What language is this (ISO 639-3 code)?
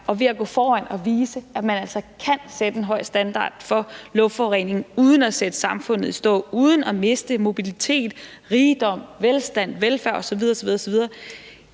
dan